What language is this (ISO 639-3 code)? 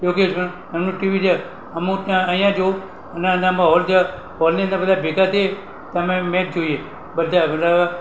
guj